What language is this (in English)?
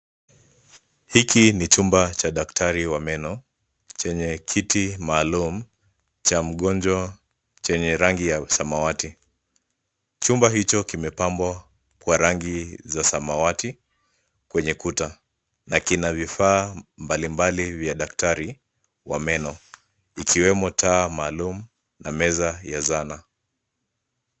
Swahili